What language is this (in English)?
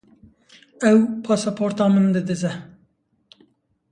Kurdish